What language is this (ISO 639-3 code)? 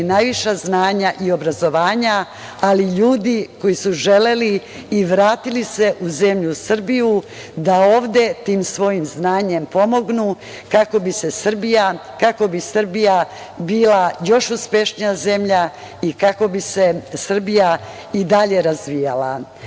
srp